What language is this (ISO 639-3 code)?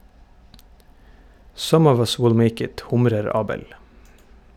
nor